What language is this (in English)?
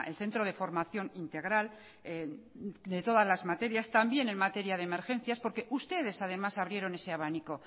Spanish